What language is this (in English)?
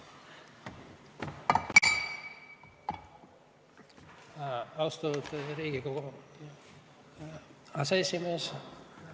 Estonian